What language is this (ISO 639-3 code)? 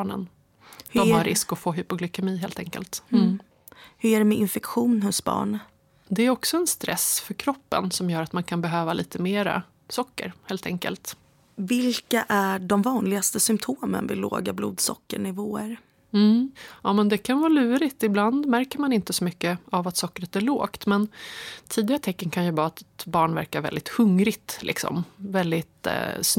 swe